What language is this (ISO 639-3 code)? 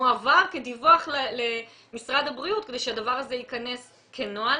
heb